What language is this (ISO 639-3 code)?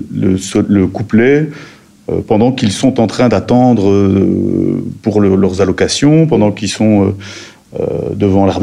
fra